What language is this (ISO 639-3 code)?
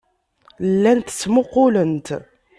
kab